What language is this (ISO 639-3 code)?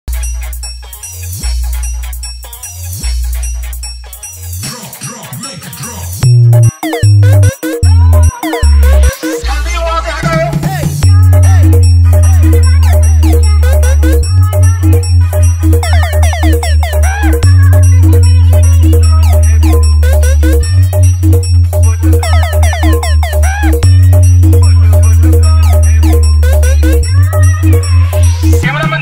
ara